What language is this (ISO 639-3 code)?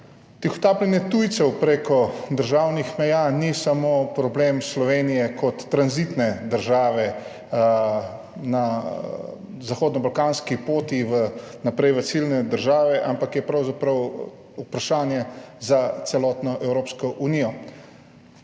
slv